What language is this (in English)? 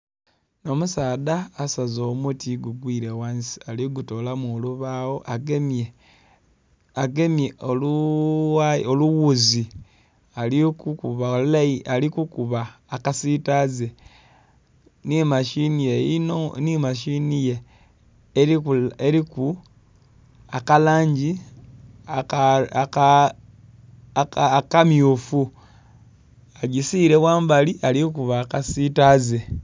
Soga